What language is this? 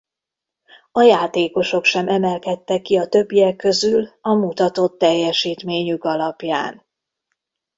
Hungarian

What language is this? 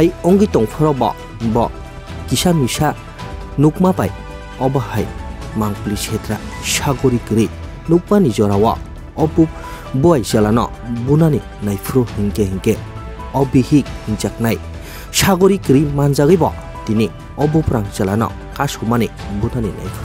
Thai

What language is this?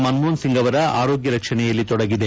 Kannada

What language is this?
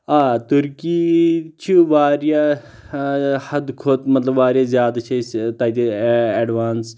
Kashmiri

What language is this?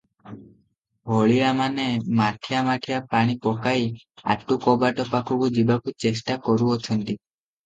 Odia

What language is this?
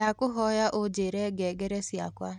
Kikuyu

